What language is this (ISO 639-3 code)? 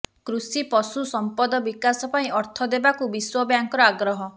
ori